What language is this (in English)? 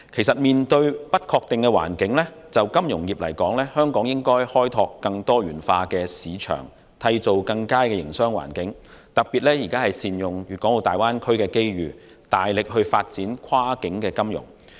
Cantonese